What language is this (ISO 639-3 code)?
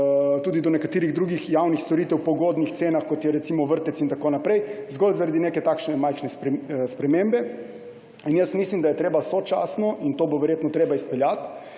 slv